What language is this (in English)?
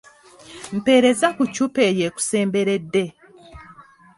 Ganda